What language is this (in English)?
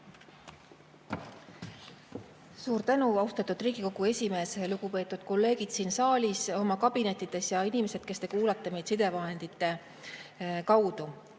Estonian